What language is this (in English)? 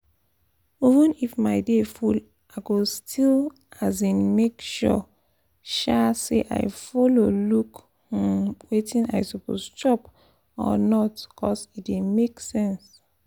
Nigerian Pidgin